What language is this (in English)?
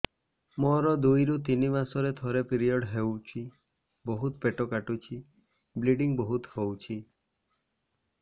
Odia